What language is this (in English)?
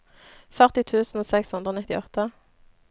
Norwegian